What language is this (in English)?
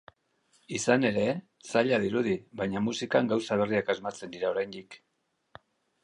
Basque